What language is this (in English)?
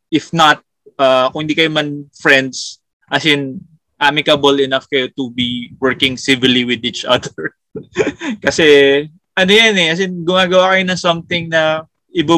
Filipino